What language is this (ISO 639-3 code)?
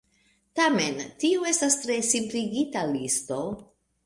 epo